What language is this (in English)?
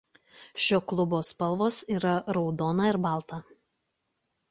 Lithuanian